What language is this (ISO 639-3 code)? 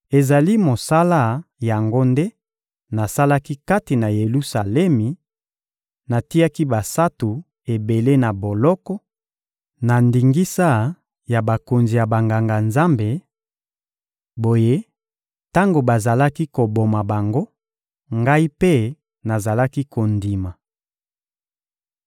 lin